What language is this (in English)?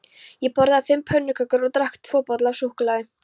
Icelandic